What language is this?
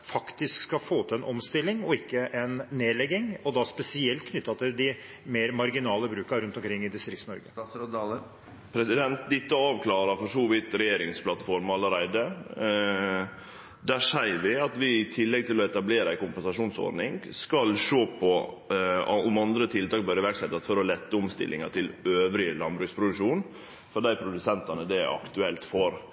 Norwegian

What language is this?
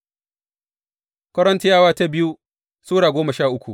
Hausa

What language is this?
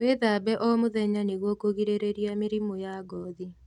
Kikuyu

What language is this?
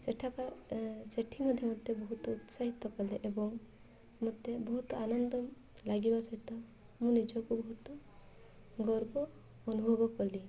Odia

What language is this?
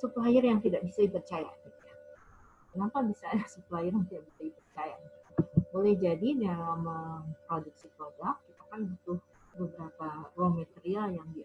Indonesian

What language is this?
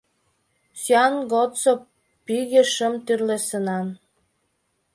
Mari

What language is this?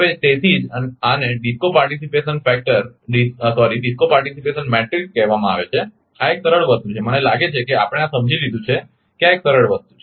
Gujarati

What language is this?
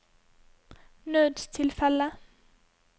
Norwegian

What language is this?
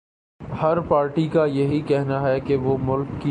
Urdu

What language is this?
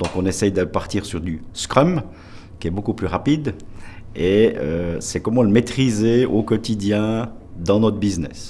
French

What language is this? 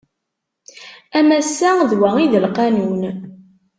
Kabyle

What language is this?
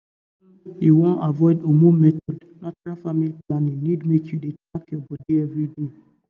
Nigerian Pidgin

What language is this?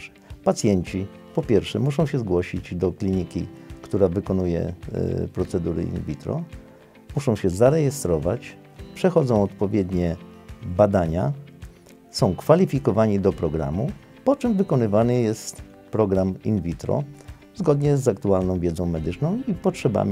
Polish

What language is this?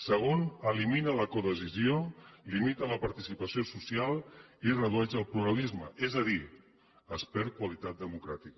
Catalan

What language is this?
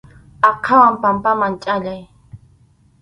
Arequipa-La Unión Quechua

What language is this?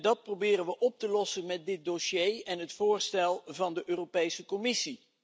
Dutch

